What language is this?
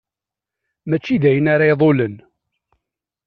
Kabyle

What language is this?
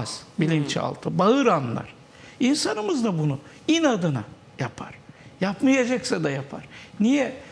Turkish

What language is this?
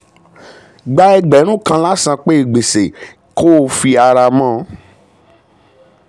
Yoruba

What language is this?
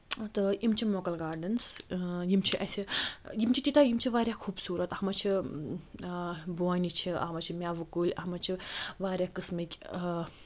Kashmiri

